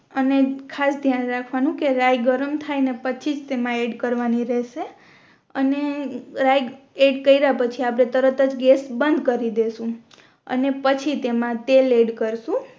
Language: Gujarati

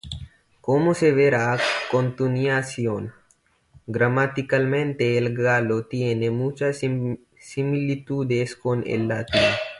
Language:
Spanish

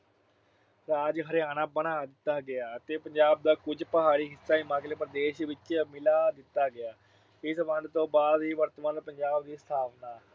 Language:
Punjabi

